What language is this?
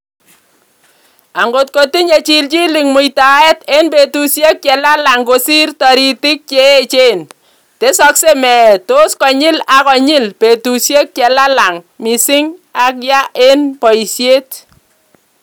Kalenjin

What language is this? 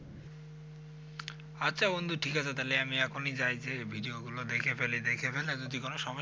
Bangla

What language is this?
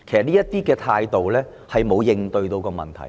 Cantonese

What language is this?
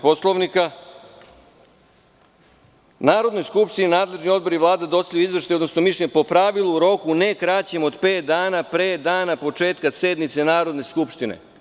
Serbian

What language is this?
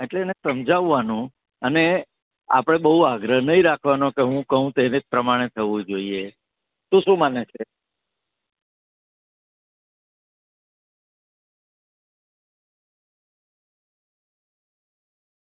Gujarati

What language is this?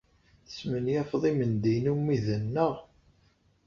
Kabyle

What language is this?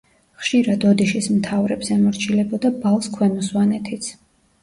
Georgian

